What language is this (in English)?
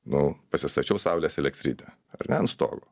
Lithuanian